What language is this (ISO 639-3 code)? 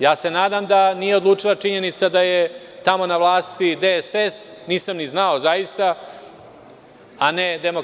srp